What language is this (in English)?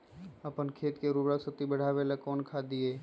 Magahi